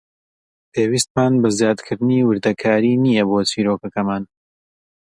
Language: Central Kurdish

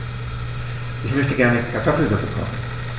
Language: German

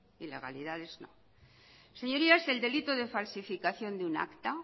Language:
Spanish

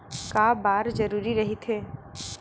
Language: Chhattisgarhi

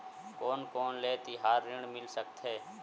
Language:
Chhattisgarhi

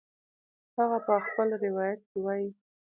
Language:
Pashto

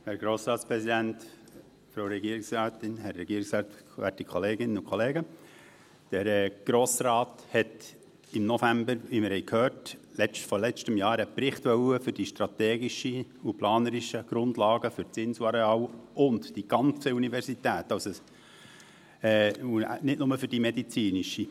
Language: Swiss German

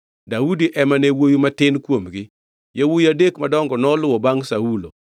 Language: Luo (Kenya and Tanzania)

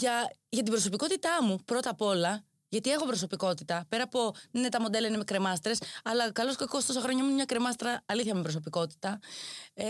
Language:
Greek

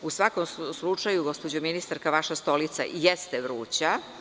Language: Serbian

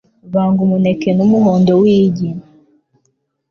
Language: Kinyarwanda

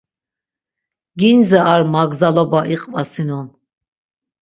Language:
Laz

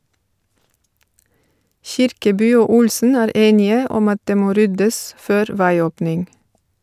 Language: Norwegian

